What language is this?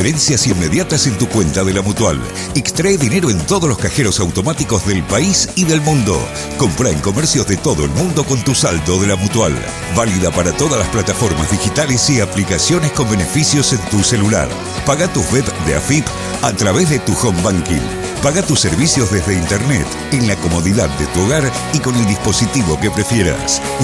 Spanish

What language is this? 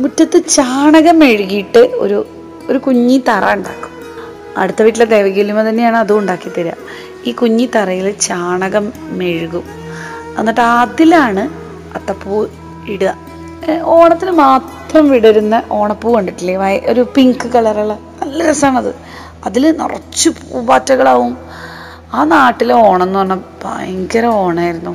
Malayalam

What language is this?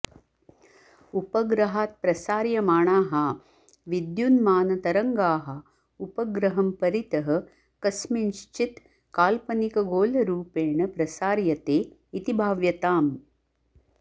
Sanskrit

